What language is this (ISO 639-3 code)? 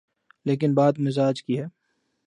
urd